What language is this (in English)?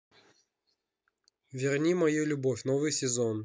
Russian